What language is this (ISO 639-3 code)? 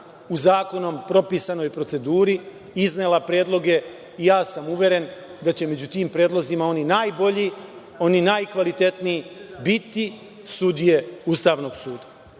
srp